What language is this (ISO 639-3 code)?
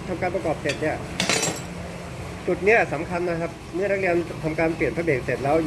tha